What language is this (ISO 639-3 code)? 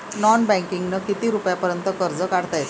mar